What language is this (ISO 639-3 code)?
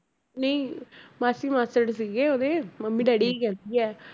pan